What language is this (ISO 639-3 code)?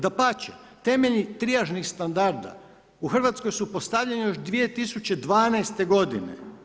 hrv